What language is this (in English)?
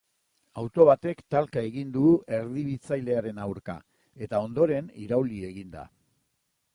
Basque